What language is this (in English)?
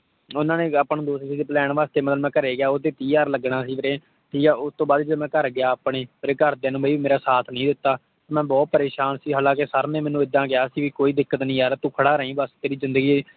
Punjabi